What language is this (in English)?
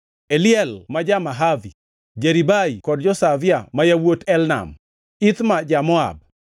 Luo (Kenya and Tanzania)